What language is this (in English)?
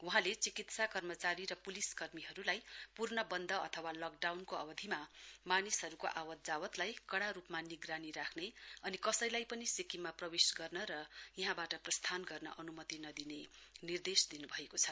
Nepali